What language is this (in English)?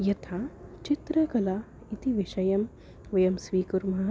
Sanskrit